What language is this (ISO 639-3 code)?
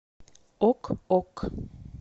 rus